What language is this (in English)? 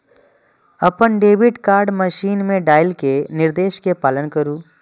Maithili